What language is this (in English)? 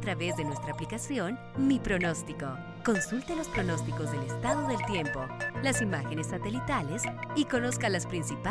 Spanish